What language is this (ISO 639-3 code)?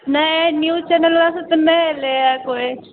mai